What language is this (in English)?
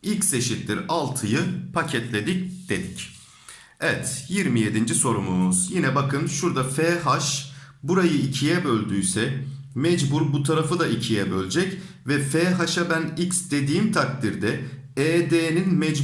Turkish